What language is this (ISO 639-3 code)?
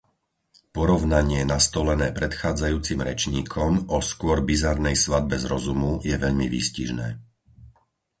slk